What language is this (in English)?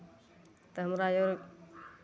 Maithili